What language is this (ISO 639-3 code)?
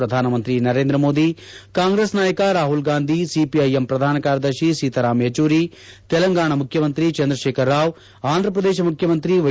kan